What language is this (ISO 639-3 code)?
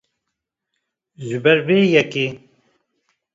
kur